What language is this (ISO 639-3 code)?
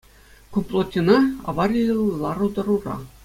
chv